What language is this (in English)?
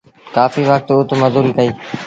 Sindhi Bhil